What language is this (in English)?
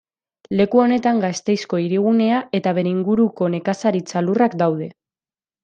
Basque